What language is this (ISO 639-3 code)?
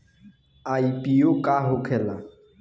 bho